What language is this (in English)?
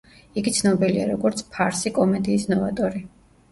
Georgian